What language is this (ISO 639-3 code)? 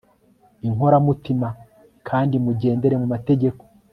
kin